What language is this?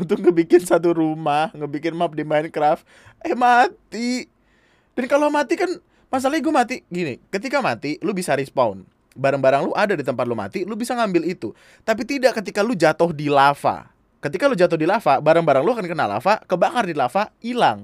Indonesian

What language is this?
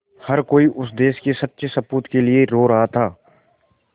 Hindi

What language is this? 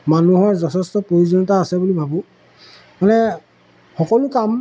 Assamese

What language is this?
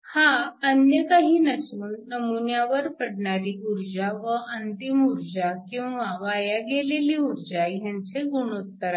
Marathi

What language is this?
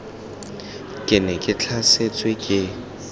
Tswana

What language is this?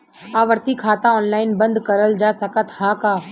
Bhojpuri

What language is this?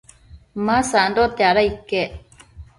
Matsés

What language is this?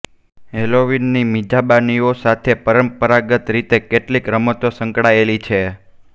Gujarati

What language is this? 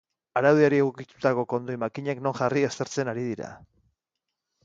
Basque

